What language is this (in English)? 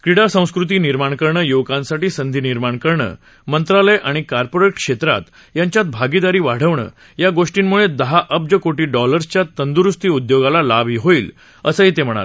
Marathi